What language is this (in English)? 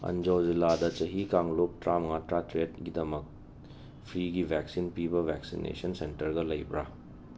Manipuri